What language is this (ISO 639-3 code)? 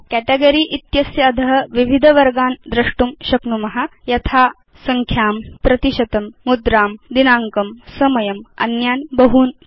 san